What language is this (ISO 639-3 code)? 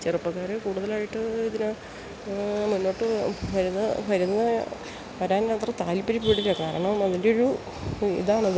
mal